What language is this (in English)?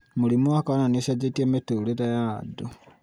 Kikuyu